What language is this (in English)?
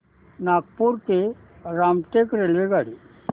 Marathi